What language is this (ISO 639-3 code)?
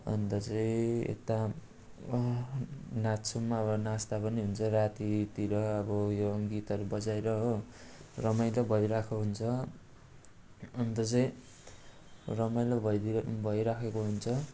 nep